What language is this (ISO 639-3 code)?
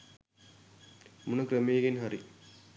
sin